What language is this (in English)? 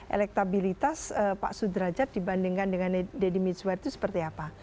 Indonesian